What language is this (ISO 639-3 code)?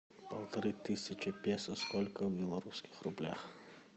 rus